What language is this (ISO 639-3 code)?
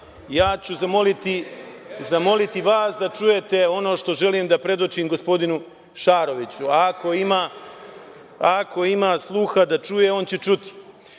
srp